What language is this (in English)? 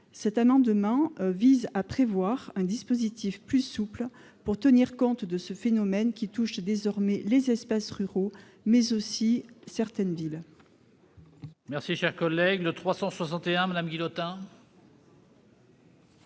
French